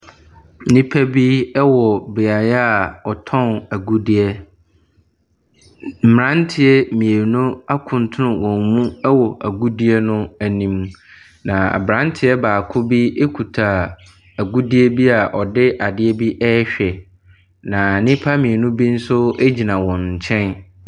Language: Akan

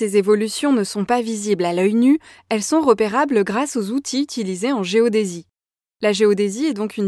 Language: French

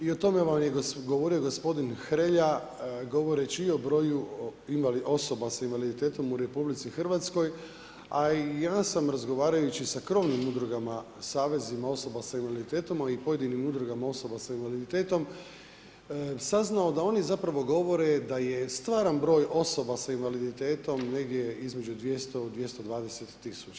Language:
Croatian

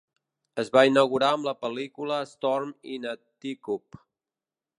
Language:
Catalan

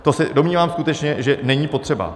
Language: Czech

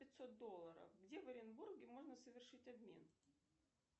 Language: Russian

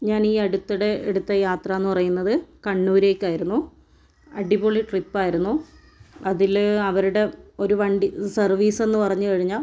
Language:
Malayalam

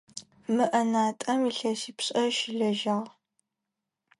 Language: Adyghe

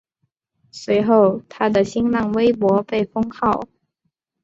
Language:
Chinese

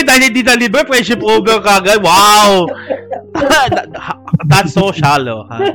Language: Filipino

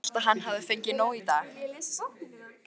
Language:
Icelandic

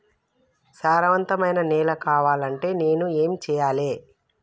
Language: Telugu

